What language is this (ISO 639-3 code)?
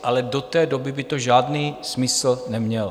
ces